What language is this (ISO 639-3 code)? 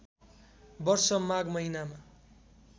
nep